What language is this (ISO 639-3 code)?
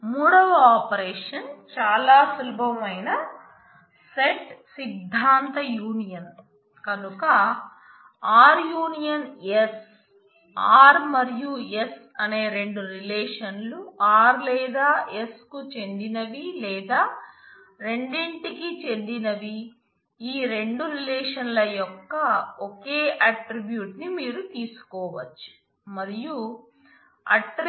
tel